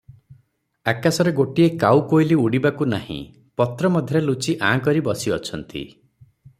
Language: Odia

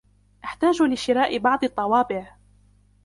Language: Arabic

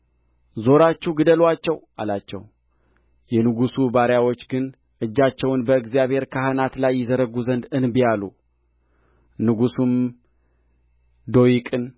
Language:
Amharic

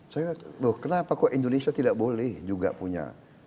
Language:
Indonesian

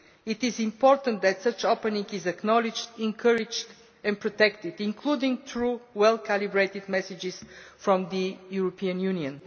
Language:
English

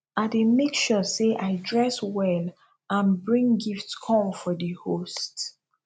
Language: Nigerian Pidgin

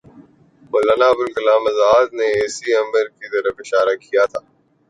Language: Urdu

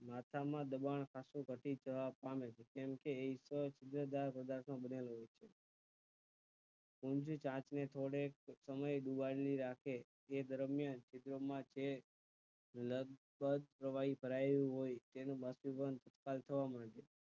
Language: Gujarati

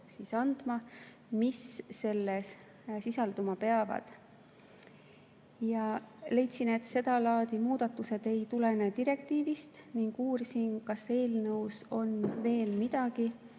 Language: Estonian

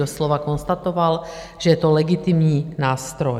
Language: Czech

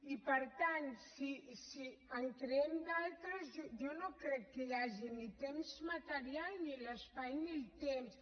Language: Catalan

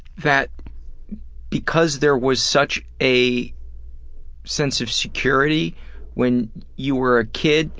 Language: English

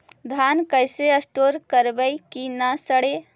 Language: Magahi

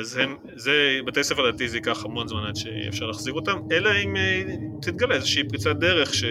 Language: Hebrew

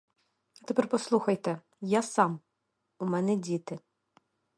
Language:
Ukrainian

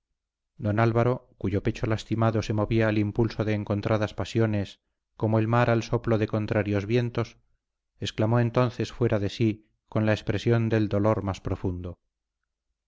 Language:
Spanish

